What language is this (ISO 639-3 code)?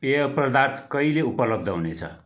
nep